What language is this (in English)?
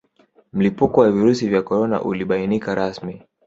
Swahili